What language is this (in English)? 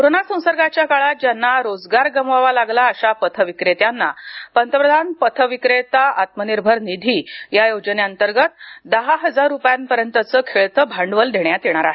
Marathi